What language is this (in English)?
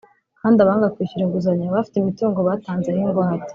Kinyarwanda